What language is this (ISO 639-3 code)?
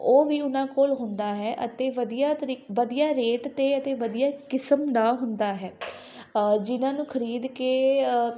pan